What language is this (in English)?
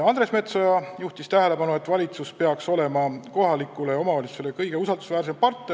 Estonian